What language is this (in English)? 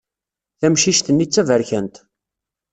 Kabyle